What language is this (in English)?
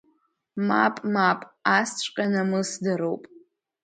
Abkhazian